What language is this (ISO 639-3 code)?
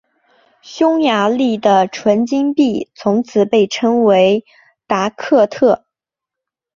zho